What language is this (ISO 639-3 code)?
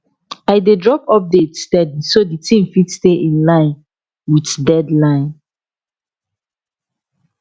pcm